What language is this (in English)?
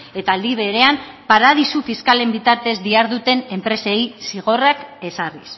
Basque